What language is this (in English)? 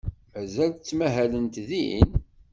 Kabyle